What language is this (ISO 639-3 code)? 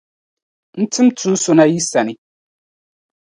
dag